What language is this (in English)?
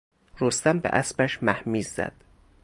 Persian